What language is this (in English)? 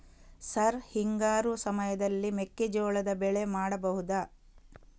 Kannada